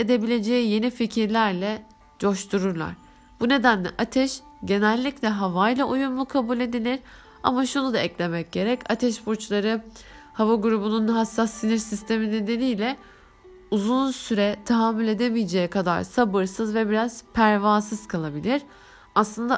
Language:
Turkish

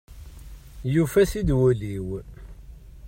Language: Kabyle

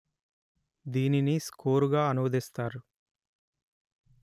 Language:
Telugu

